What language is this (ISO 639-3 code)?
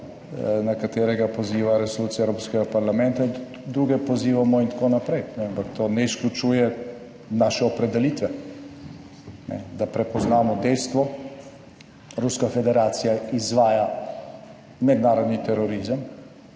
slv